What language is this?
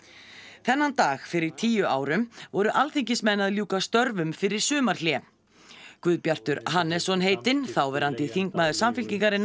Icelandic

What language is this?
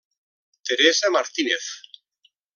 Catalan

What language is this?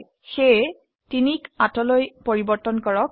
Assamese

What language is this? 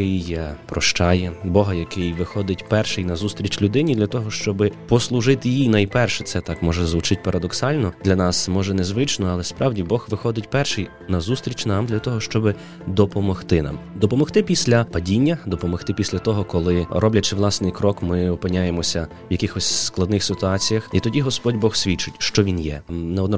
Ukrainian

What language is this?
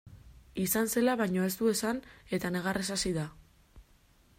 Basque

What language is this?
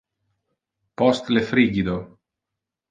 Interlingua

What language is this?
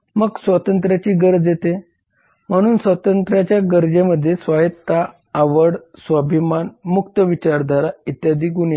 Marathi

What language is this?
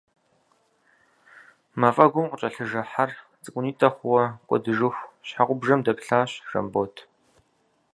Kabardian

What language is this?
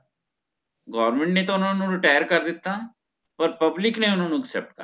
Punjabi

